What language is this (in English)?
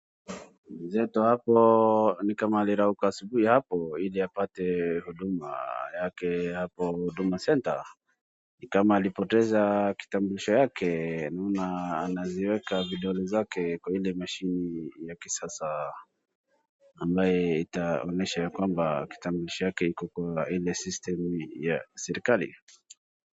Swahili